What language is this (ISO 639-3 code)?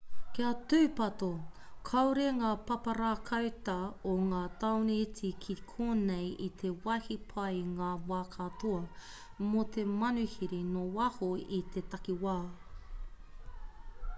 mri